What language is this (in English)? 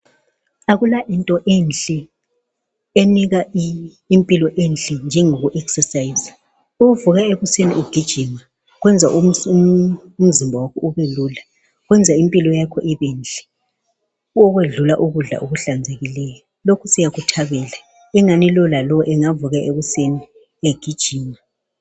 North Ndebele